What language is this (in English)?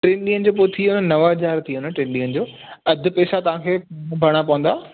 Sindhi